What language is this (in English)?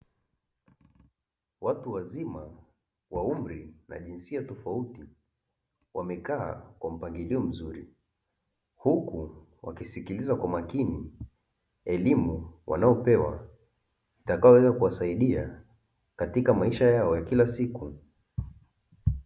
Swahili